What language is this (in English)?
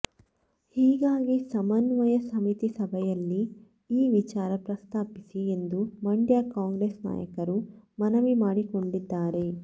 Kannada